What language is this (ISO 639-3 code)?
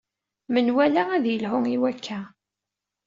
kab